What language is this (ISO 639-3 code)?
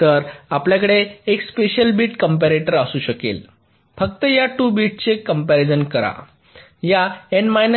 mar